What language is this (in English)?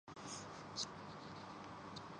Urdu